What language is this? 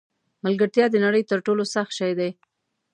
Pashto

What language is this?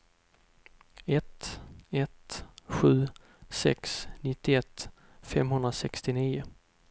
Swedish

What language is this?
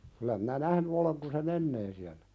Finnish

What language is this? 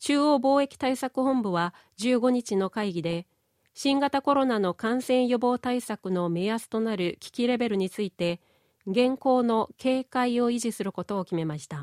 Japanese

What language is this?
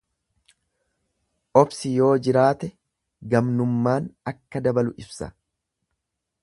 Oromo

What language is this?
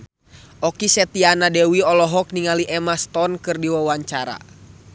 Sundanese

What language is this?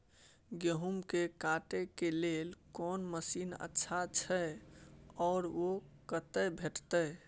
Maithili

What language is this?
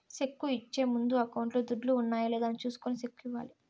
Telugu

